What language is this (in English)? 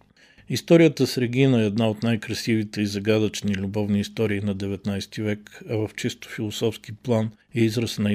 Bulgarian